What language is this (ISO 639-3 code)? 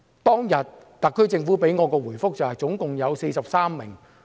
yue